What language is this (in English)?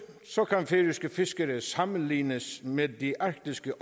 Danish